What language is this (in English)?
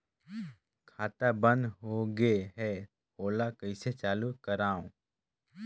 Chhattisgarhi